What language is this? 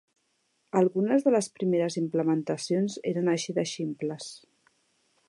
Catalan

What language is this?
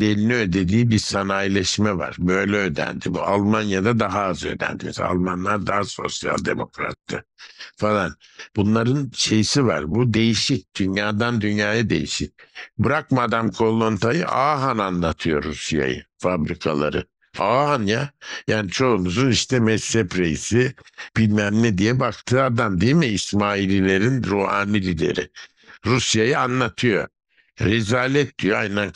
Turkish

